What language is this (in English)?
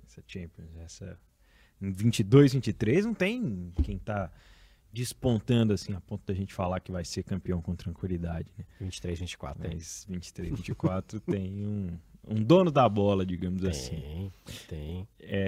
Portuguese